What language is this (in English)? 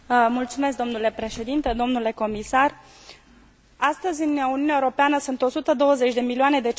Romanian